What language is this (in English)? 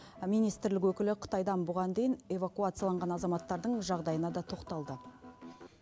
Kazakh